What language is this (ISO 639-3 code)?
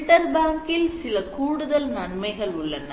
tam